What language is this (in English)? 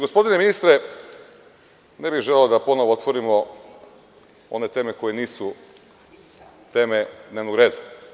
Serbian